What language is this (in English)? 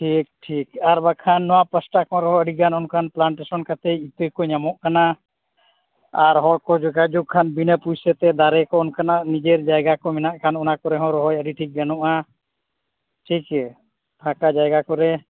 Santali